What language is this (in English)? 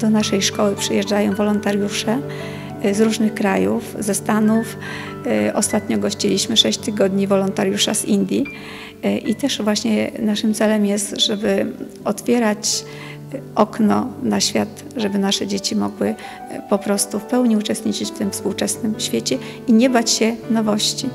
Polish